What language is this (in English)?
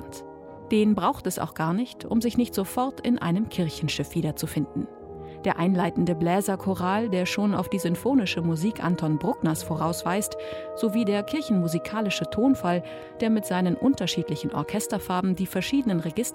German